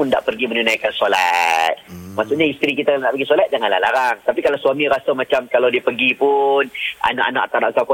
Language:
Malay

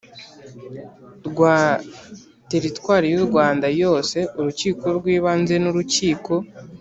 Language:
Kinyarwanda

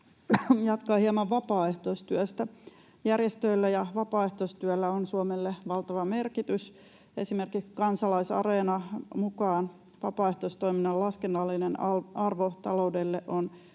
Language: Finnish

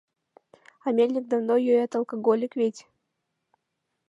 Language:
Mari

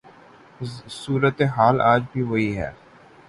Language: Urdu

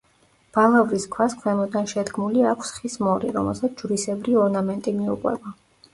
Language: Georgian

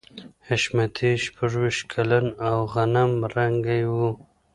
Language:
Pashto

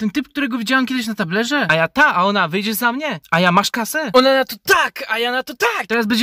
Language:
Polish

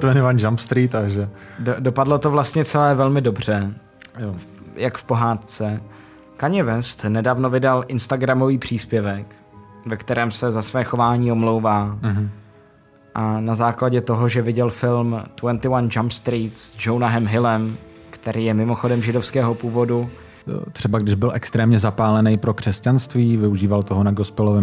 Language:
Czech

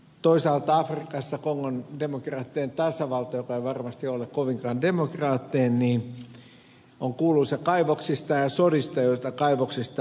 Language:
Finnish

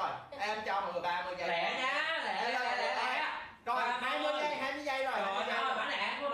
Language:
Vietnamese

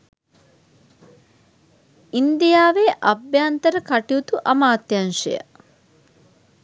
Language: Sinhala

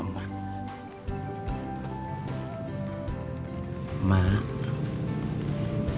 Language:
Indonesian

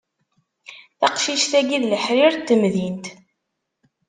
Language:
Kabyle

